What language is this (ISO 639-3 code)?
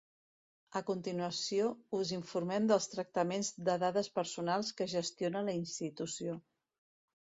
cat